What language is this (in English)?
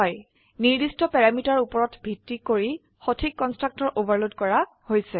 Assamese